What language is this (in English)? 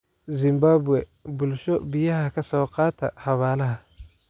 Somali